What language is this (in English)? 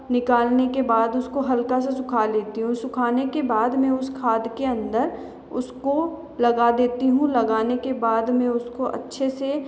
Hindi